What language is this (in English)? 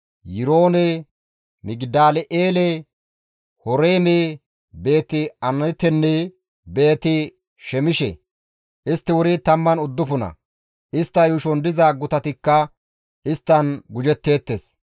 Gamo